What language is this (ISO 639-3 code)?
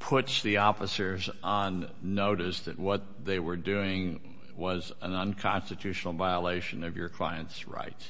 eng